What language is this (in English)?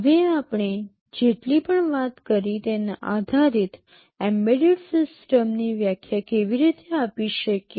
Gujarati